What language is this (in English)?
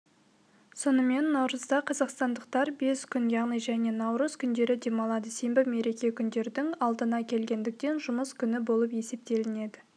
Kazakh